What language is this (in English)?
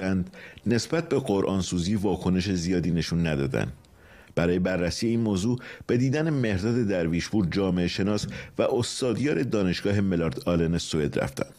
Persian